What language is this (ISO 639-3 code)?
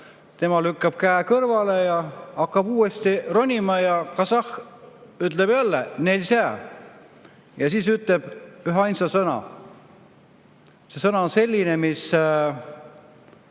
est